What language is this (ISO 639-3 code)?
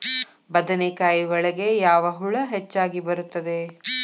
kan